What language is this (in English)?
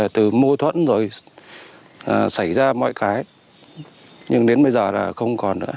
Vietnamese